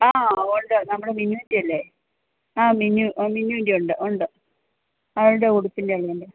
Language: Malayalam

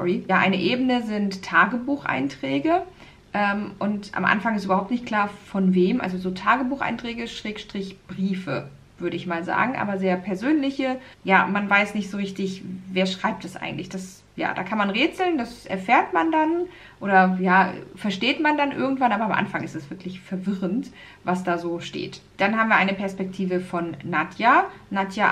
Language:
German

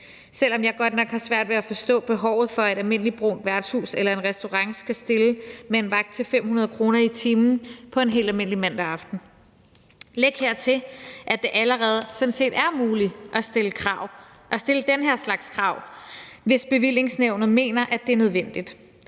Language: Danish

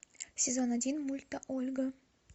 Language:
Russian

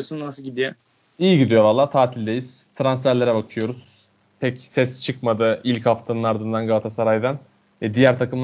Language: Turkish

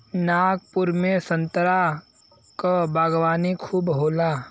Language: Bhojpuri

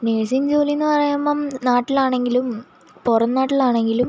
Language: Malayalam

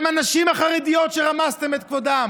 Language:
Hebrew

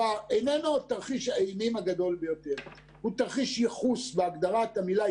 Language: Hebrew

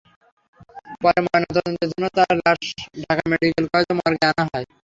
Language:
Bangla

